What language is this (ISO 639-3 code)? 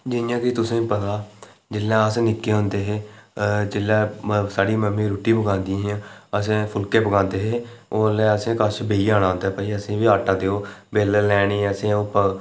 doi